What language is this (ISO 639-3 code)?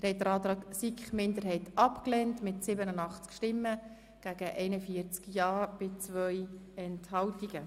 gsw